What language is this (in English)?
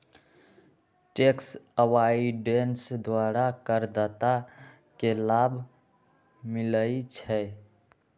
Magahi